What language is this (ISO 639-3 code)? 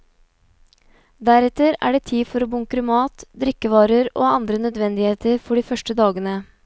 nor